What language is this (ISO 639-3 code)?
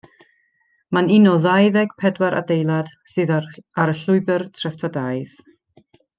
cym